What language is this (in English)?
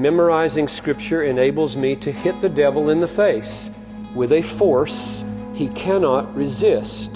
English